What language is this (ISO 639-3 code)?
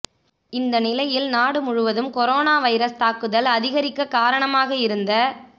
tam